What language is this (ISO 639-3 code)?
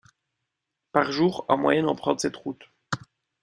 fra